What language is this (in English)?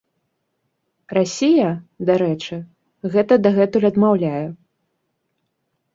Belarusian